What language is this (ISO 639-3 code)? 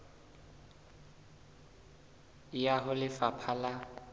sot